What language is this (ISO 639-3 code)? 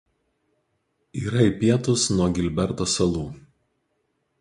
lit